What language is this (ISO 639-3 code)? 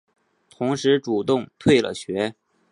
zho